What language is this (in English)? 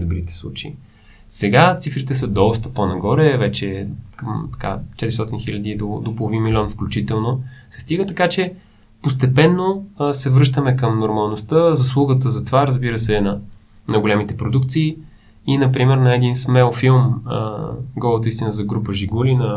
Bulgarian